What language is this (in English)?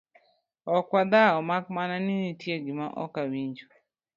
Luo (Kenya and Tanzania)